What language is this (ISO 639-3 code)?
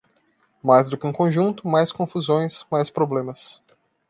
por